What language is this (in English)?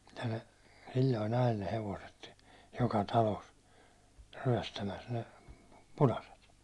Finnish